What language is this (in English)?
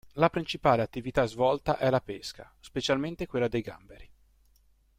Italian